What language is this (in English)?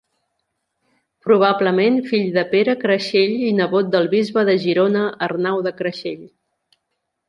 Catalan